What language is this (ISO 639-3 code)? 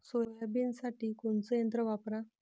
mar